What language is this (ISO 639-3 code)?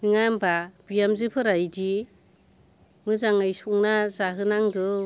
brx